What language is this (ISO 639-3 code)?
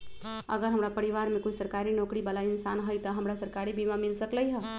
mag